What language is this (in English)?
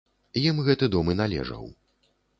Belarusian